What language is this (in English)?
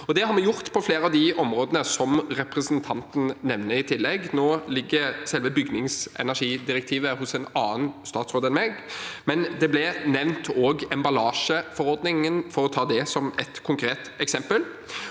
Norwegian